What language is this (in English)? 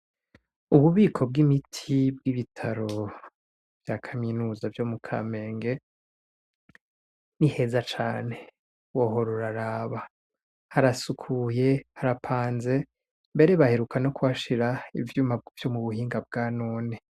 Rundi